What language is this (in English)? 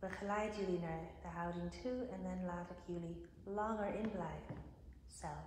Dutch